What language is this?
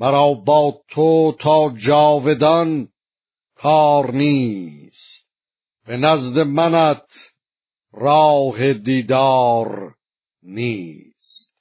Persian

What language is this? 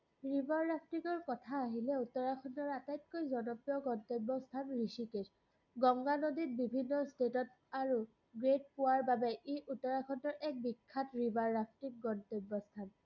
Assamese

